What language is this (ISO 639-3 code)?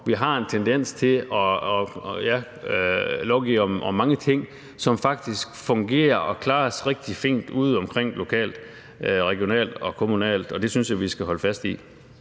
dan